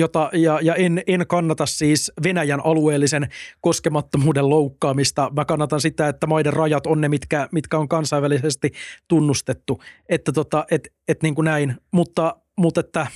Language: Finnish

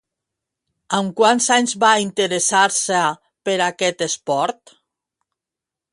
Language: Catalan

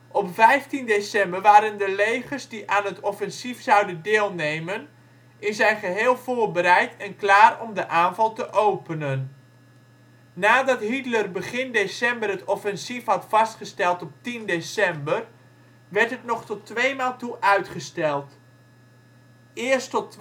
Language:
Dutch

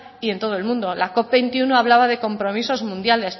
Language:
Spanish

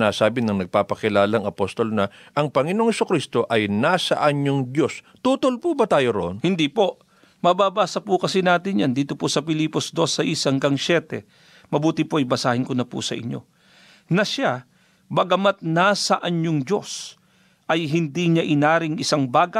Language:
Filipino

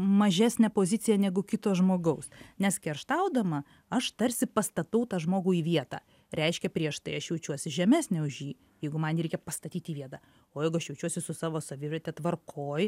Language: Lithuanian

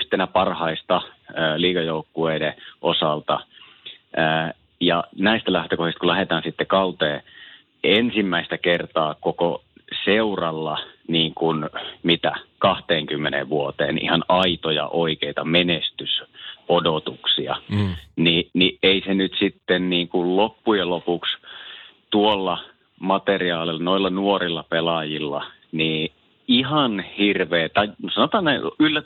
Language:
Finnish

